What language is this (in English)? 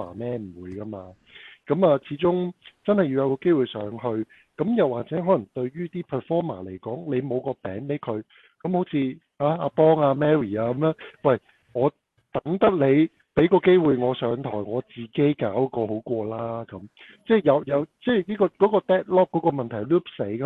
Chinese